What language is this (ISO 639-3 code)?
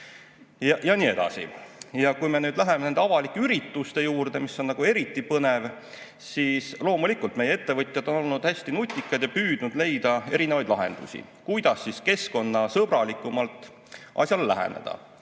est